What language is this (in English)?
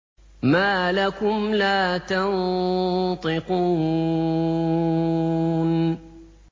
Arabic